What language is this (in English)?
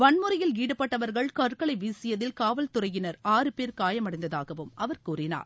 Tamil